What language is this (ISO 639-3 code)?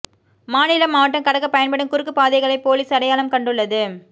tam